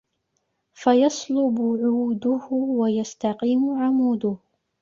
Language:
Arabic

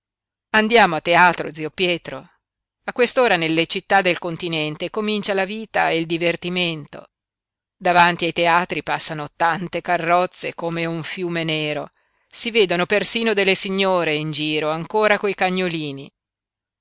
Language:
Italian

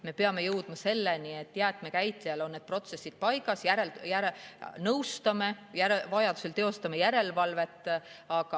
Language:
Estonian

